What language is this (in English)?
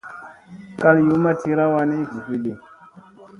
Musey